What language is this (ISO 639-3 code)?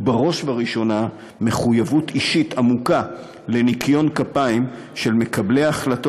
heb